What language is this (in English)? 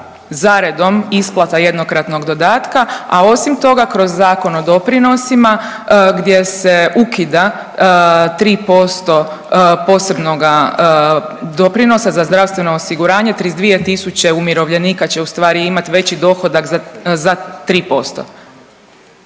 Croatian